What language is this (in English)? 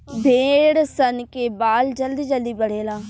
Bhojpuri